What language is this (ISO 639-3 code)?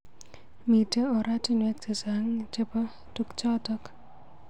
kln